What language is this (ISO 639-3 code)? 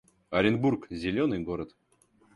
rus